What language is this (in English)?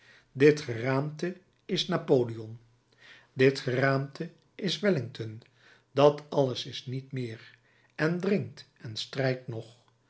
Dutch